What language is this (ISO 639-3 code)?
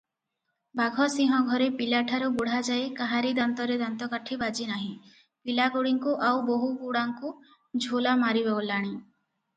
ori